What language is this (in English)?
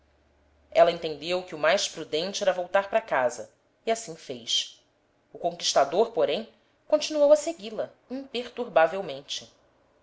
Portuguese